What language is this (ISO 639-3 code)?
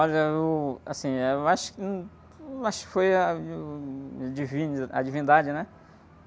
por